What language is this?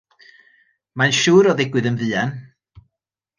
Welsh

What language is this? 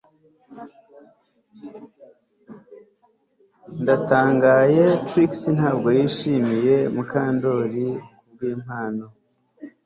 Kinyarwanda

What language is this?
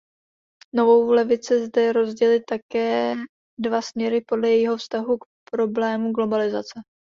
Czech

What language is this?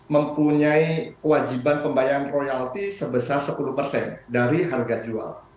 Indonesian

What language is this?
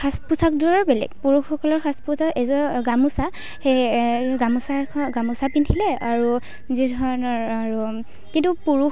Assamese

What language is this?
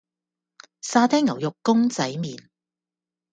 Cantonese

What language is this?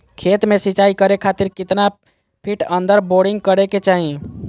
Magahi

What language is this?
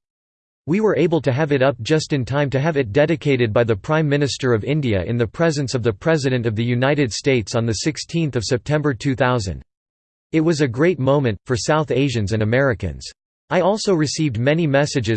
English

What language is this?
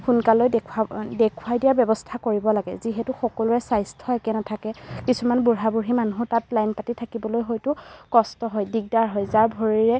Assamese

